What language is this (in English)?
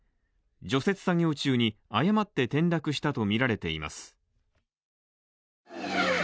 Japanese